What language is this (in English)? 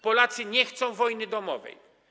Polish